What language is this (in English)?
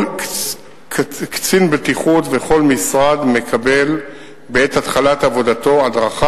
Hebrew